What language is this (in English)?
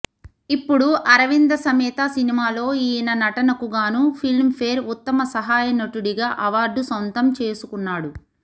Telugu